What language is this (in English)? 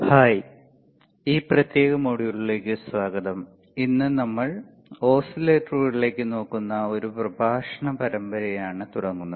Malayalam